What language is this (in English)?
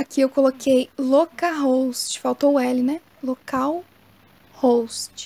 Portuguese